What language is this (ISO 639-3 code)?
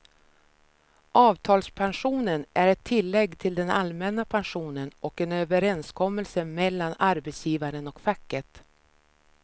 swe